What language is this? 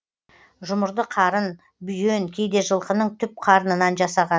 Kazakh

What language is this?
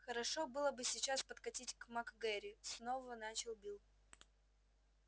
Russian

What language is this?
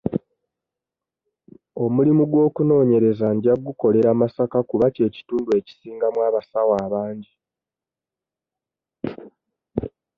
Ganda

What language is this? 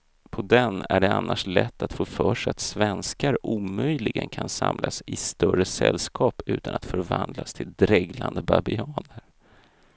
Swedish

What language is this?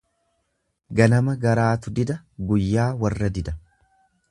Oromo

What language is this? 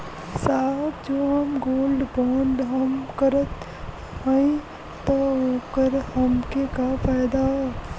Bhojpuri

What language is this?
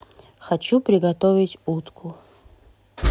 Russian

